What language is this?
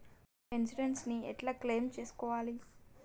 Telugu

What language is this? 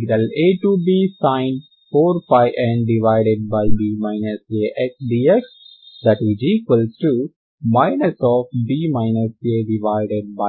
Telugu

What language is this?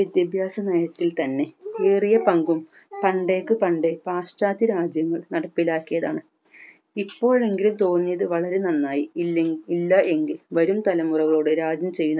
Malayalam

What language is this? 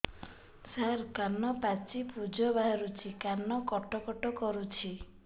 Odia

